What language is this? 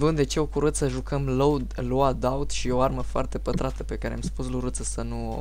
Romanian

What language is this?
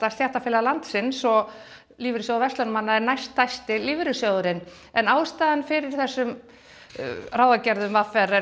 Icelandic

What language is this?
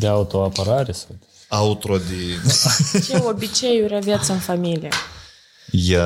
Romanian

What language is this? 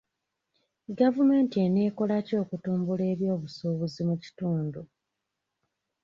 Ganda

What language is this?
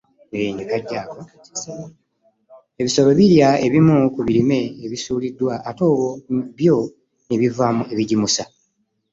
Ganda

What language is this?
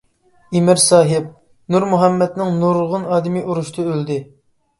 Uyghur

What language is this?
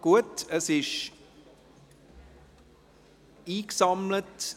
Swiss German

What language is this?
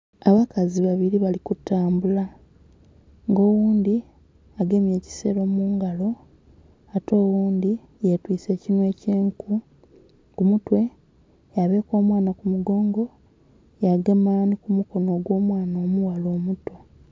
Soga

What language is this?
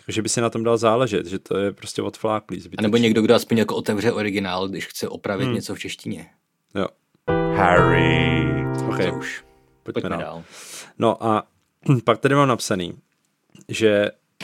Czech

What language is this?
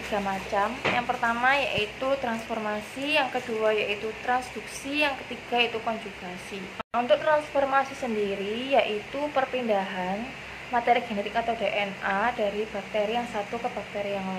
Indonesian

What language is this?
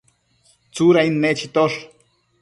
Matsés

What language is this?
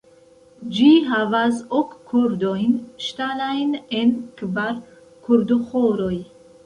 Esperanto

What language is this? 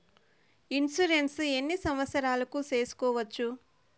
Telugu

